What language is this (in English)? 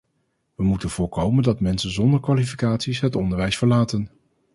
Dutch